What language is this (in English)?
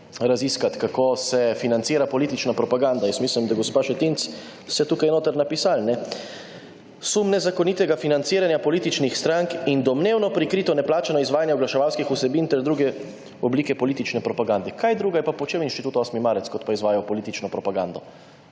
Slovenian